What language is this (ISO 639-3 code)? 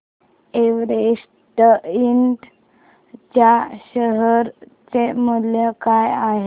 mar